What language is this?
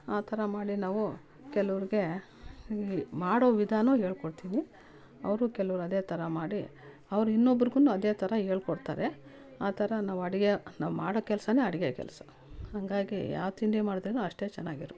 Kannada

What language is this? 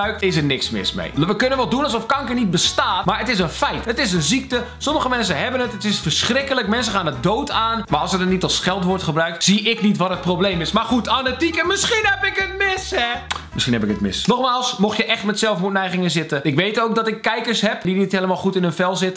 Dutch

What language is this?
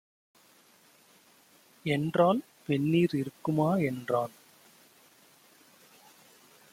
Tamil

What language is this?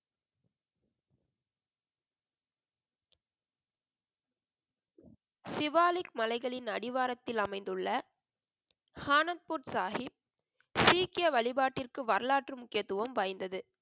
Tamil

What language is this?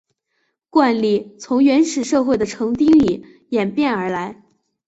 Chinese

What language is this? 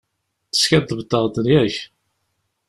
Kabyle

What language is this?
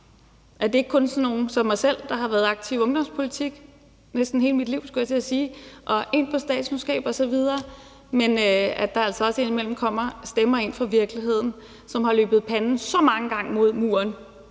Danish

